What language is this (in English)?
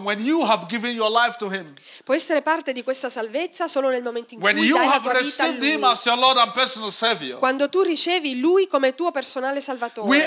Italian